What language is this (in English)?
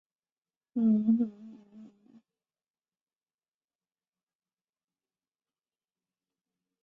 Chinese